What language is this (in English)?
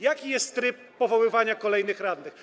Polish